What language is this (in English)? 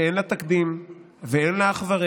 Hebrew